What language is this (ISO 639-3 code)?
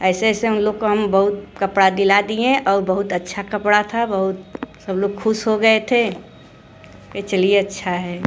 hin